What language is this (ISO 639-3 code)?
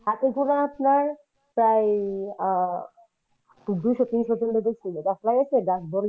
ben